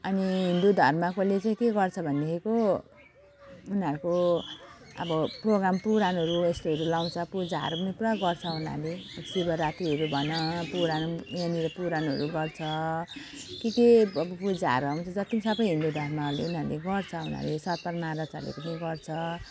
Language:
Nepali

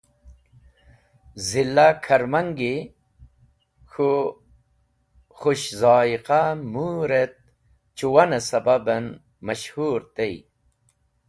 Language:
Wakhi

